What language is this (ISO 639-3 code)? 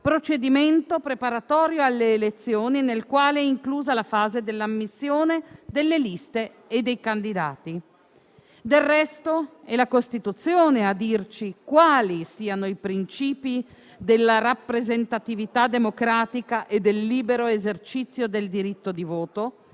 ita